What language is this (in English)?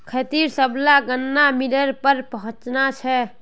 Magahi